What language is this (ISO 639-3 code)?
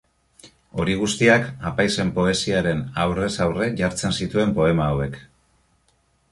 eus